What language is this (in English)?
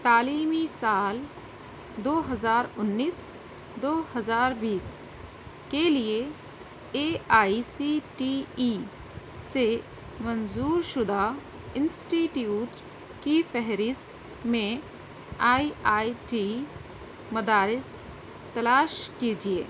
Urdu